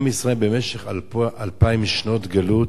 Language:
Hebrew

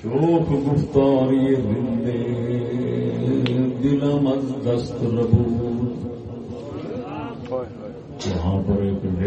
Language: Urdu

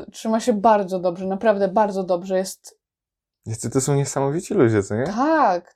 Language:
Polish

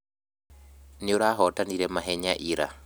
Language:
Kikuyu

